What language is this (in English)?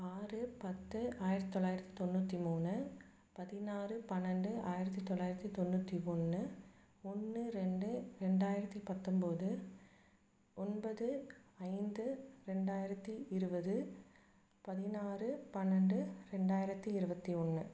Tamil